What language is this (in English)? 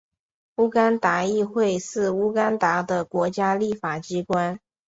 Chinese